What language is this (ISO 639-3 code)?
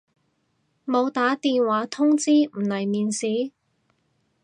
yue